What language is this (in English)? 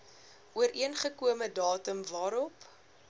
Afrikaans